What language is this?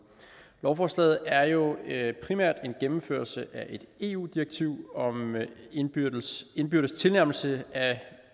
Danish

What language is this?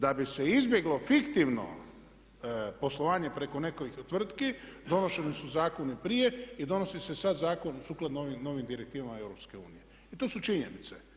Croatian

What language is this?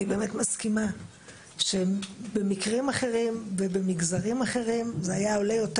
Hebrew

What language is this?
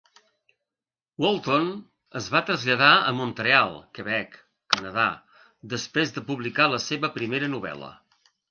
Catalan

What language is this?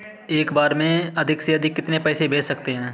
Hindi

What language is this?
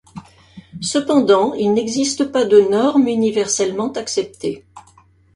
French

